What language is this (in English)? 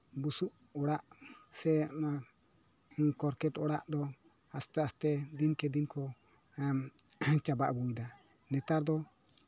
Santali